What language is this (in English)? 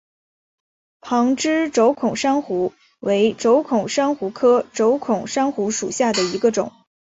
Chinese